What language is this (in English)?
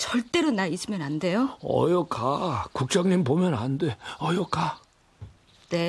Korean